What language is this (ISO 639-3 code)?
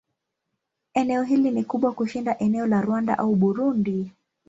swa